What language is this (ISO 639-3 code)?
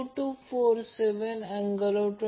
mar